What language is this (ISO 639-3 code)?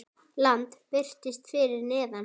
isl